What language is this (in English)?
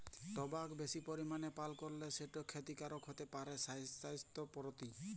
Bangla